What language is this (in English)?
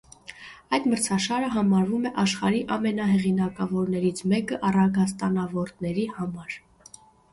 Armenian